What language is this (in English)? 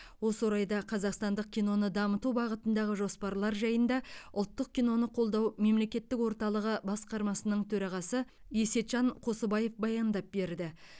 Kazakh